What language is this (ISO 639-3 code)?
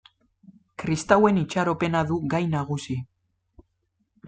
eus